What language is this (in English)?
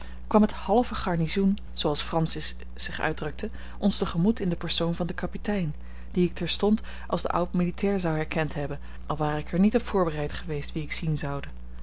Dutch